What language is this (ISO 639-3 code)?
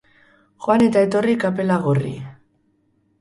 eus